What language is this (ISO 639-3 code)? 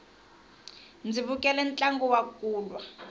tso